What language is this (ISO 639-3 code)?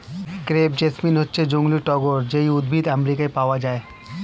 ben